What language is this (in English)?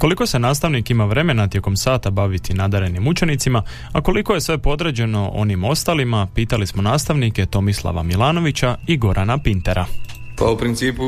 Croatian